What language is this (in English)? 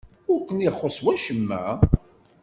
Kabyle